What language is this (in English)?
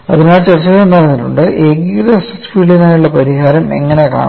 Malayalam